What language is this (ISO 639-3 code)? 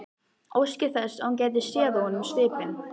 isl